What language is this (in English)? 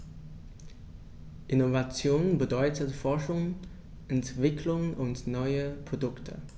German